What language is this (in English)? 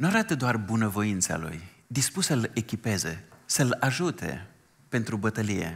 Romanian